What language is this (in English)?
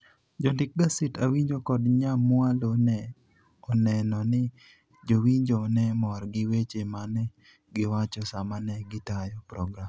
Luo (Kenya and Tanzania)